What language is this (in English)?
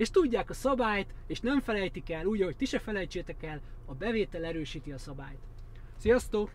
Hungarian